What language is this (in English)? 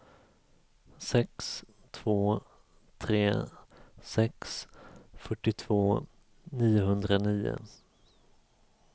Swedish